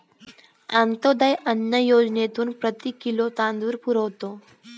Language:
Marathi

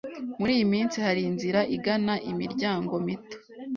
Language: Kinyarwanda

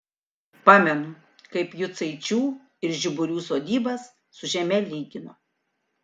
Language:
Lithuanian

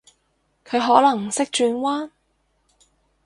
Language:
Cantonese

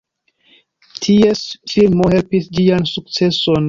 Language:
Esperanto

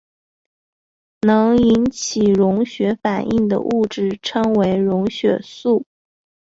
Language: Chinese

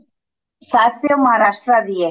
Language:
Punjabi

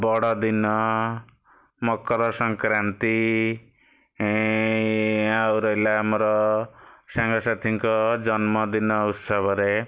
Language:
Odia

